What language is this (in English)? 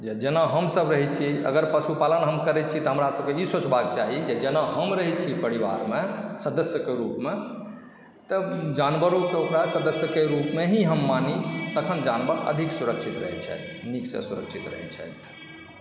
Maithili